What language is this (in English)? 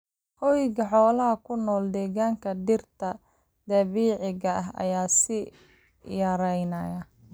Somali